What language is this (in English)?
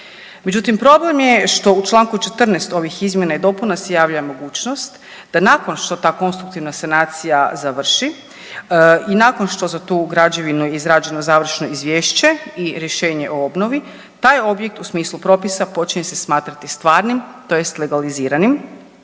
Croatian